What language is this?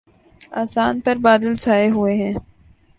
Urdu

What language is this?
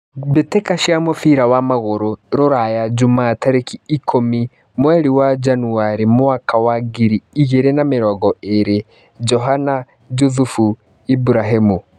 Kikuyu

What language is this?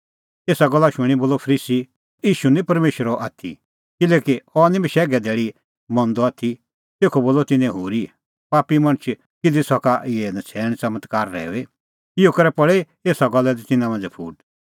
Kullu Pahari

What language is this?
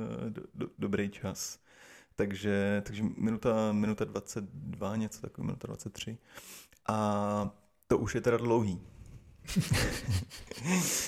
Czech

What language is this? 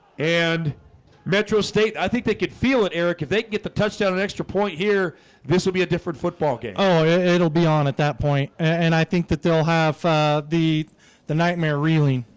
English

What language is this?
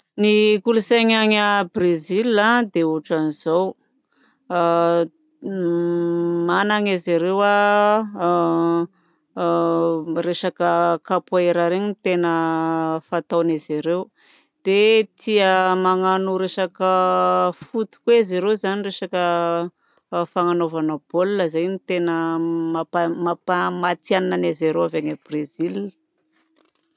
Southern Betsimisaraka Malagasy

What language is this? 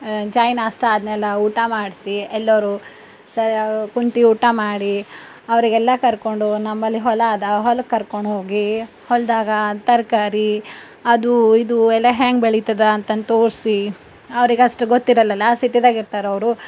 Kannada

